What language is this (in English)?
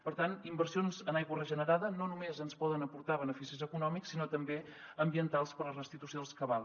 Catalan